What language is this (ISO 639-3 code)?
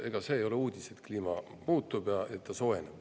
est